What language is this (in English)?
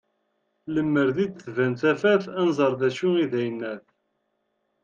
Kabyle